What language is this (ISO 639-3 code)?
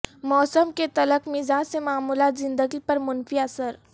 urd